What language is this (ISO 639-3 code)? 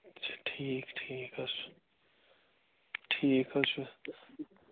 kas